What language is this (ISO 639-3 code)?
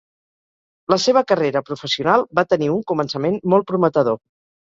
cat